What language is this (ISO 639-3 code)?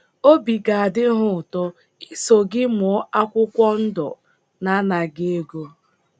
ibo